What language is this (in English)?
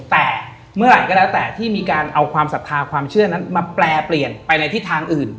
Thai